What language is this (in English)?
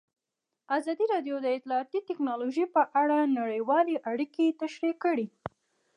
Pashto